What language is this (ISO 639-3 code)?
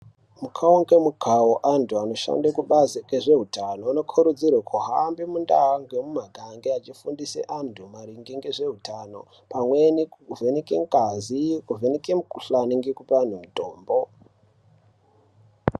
ndc